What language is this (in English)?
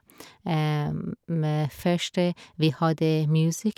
Norwegian